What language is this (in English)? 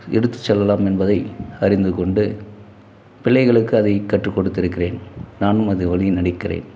Tamil